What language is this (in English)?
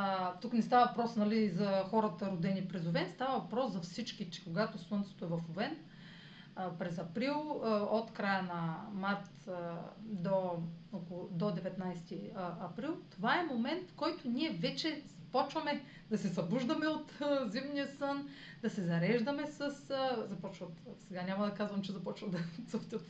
Bulgarian